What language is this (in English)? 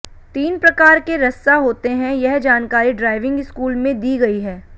Hindi